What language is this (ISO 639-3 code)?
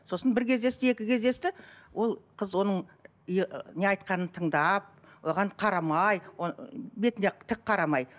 kaz